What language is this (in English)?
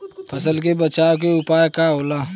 Bhojpuri